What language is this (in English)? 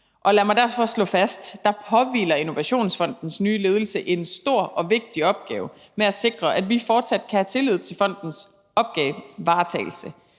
Danish